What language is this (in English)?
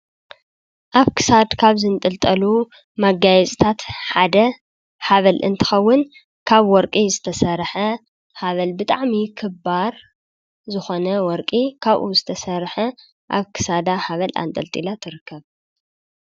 Tigrinya